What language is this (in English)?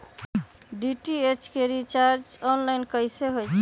Magahi